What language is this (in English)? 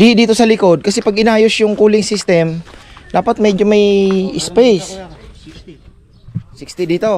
Filipino